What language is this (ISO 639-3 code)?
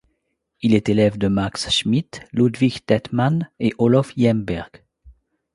fra